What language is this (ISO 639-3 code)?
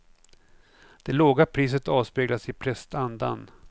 swe